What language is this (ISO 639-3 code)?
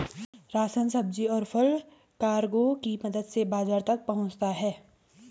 hin